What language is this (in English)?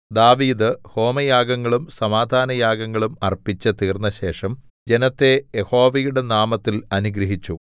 Malayalam